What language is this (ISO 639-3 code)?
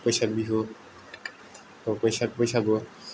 brx